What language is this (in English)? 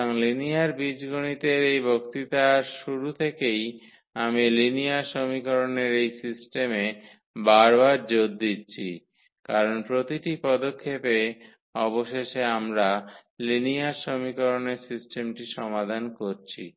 Bangla